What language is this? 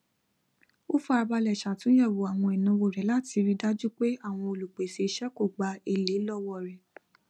Yoruba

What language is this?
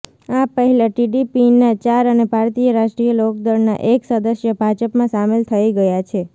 Gujarati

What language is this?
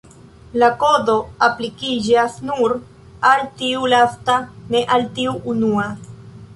Esperanto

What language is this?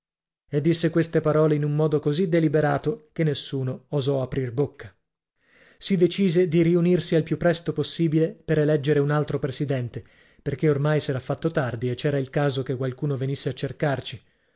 Italian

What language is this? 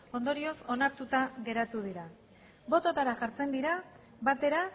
Basque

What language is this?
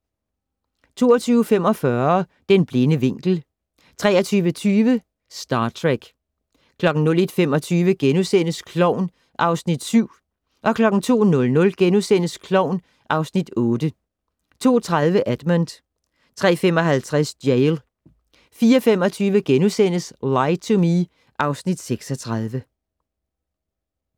Danish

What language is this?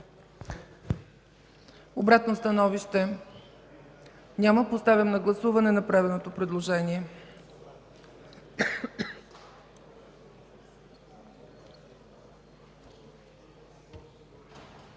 Bulgarian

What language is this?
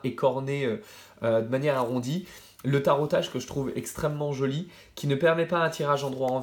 French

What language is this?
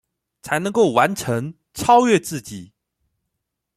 Chinese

